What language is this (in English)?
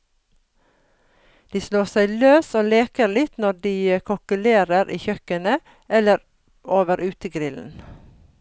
Norwegian